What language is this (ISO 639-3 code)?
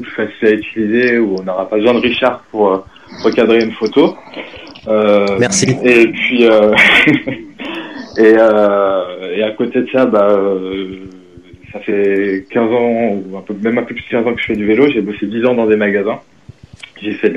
fra